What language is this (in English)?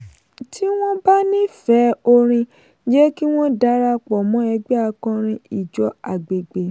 Yoruba